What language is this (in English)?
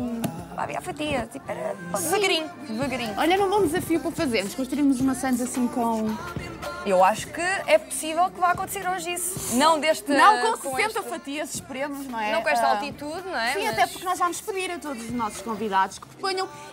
Portuguese